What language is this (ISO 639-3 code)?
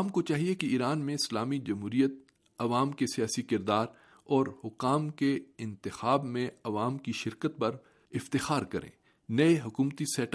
urd